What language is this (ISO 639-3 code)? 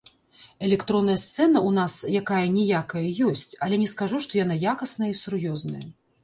bel